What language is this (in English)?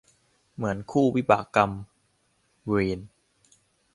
Thai